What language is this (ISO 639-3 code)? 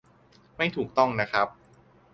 tha